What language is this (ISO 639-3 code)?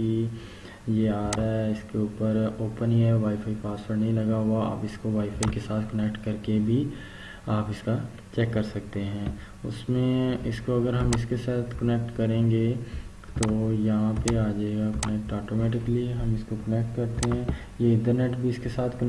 urd